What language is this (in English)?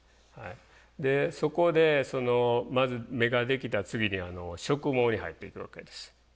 Japanese